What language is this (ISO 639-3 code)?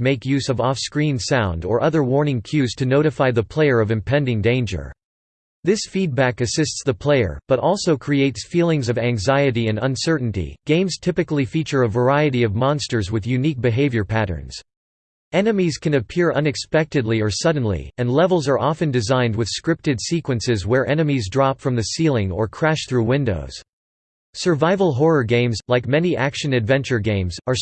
eng